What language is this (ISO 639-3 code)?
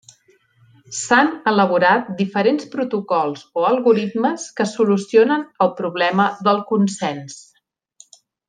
cat